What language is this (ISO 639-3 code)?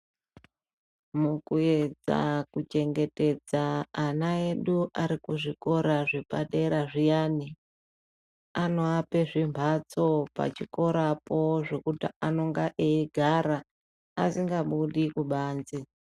ndc